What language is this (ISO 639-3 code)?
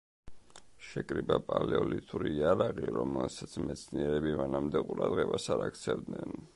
kat